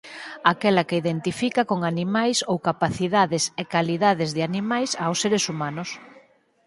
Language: Galician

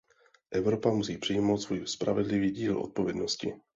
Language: Czech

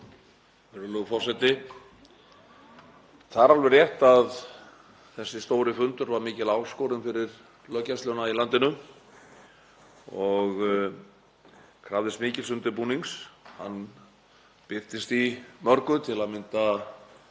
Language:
Icelandic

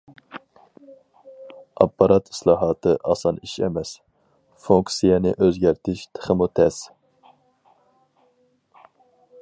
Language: Uyghur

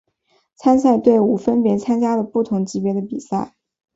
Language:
Chinese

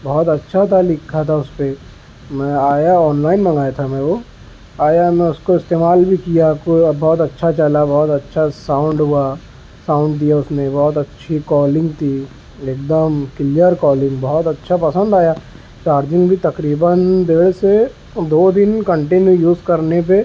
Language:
Urdu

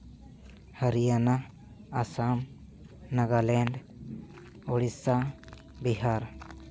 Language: Santali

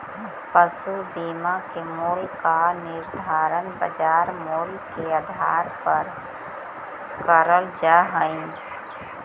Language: Magahi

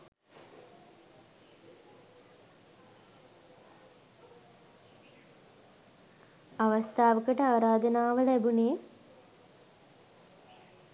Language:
Sinhala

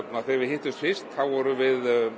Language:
Icelandic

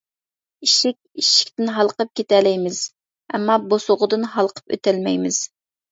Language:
Uyghur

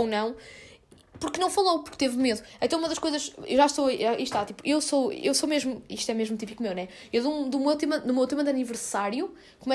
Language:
Portuguese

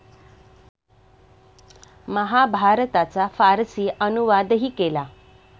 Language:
Marathi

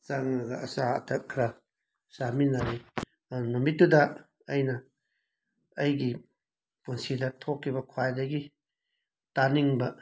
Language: Manipuri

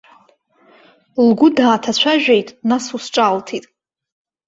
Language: Abkhazian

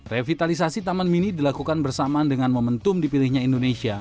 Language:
Indonesian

